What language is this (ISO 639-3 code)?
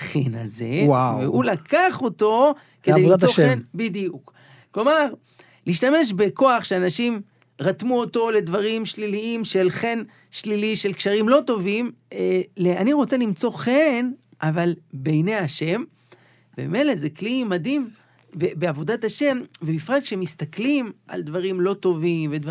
heb